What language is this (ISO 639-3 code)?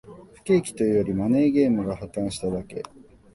jpn